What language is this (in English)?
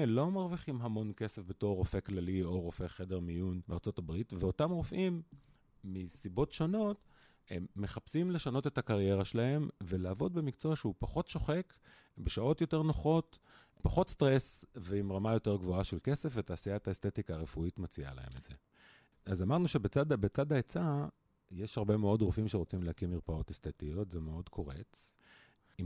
Hebrew